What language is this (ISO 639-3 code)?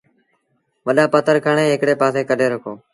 sbn